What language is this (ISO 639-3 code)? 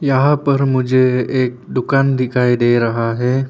hin